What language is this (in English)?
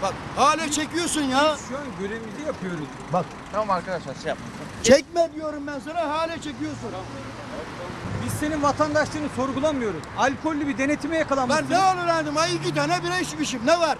Turkish